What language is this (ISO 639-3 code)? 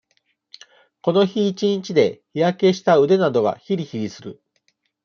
jpn